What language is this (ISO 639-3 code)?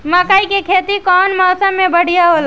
bho